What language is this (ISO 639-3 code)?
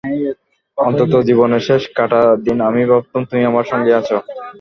ben